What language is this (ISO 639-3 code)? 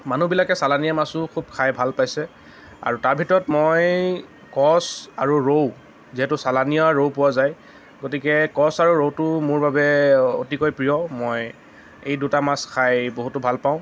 asm